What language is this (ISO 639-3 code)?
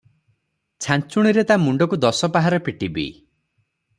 ori